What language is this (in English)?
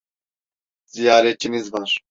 Turkish